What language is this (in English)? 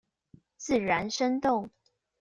Chinese